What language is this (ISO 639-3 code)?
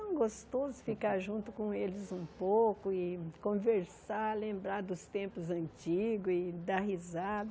por